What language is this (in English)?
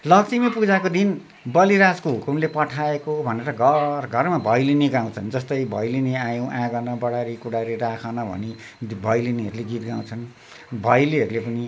Nepali